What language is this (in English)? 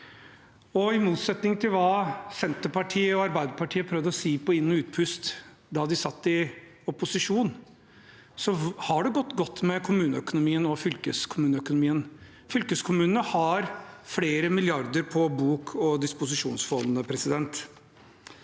Norwegian